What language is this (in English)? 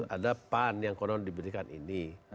Indonesian